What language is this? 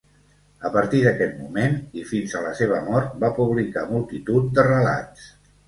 Catalan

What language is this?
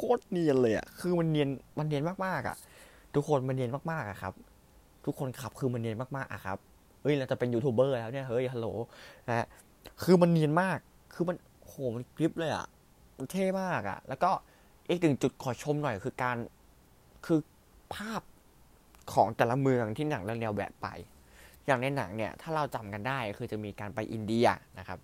Thai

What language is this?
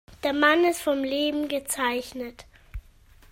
German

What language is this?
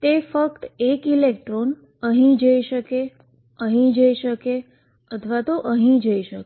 Gujarati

